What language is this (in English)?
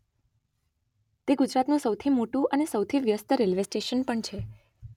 Gujarati